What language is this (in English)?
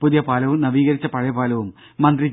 Malayalam